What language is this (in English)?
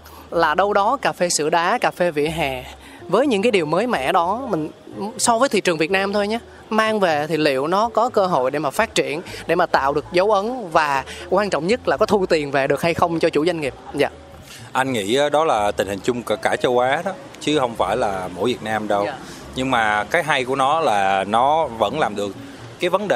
Vietnamese